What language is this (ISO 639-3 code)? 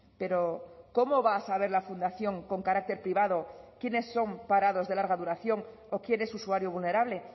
spa